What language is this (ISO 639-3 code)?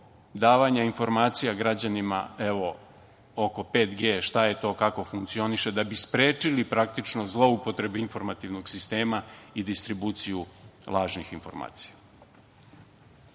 srp